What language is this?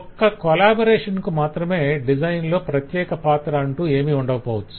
Telugu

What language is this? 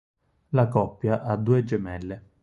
Italian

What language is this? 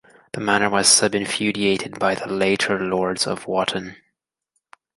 English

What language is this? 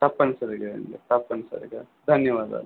Telugu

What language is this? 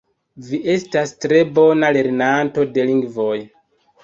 Esperanto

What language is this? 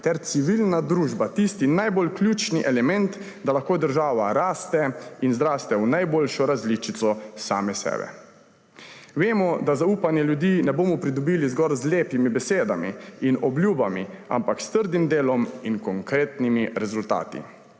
Slovenian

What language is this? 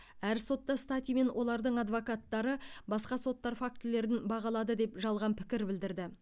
Kazakh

